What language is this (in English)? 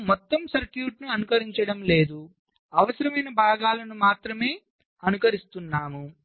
Telugu